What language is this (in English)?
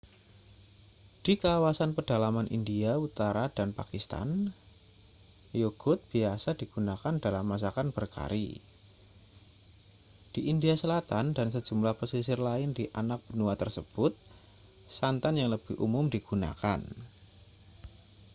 Indonesian